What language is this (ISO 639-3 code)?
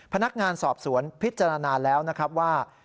tha